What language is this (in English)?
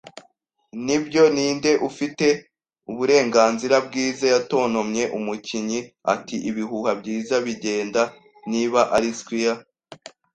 Kinyarwanda